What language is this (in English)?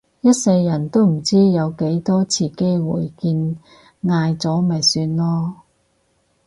Cantonese